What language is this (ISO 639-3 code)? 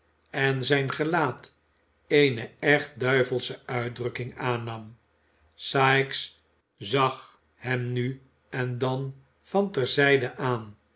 nld